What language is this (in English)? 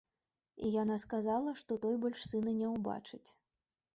Belarusian